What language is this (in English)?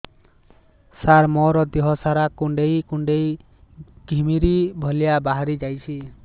Odia